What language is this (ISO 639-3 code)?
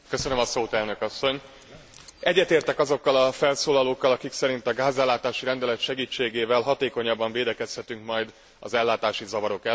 hun